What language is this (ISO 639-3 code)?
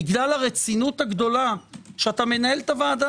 heb